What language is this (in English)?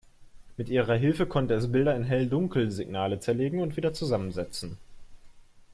German